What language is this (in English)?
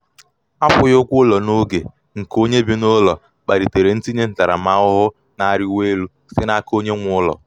Igbo